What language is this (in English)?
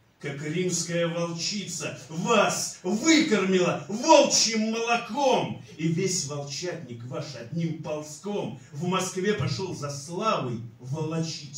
Russian